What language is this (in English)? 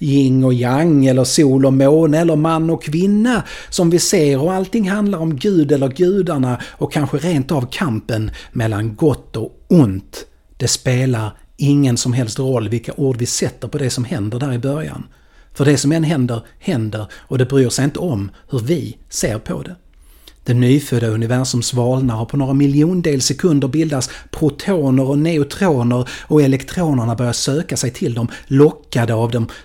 Swedish